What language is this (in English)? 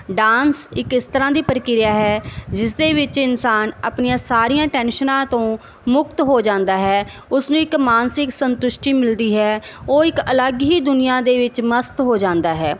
Punjabi